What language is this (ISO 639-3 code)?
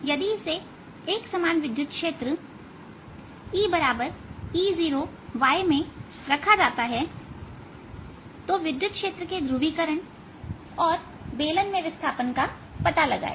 hin